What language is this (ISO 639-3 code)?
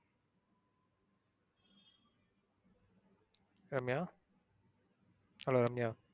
tam